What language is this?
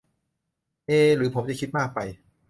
Thai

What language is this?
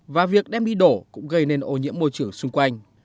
Vietnamese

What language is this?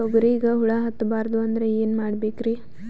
Kannada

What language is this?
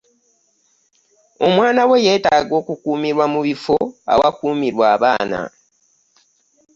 Ganda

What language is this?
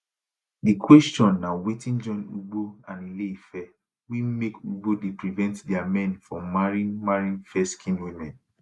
Nigerian Pidgin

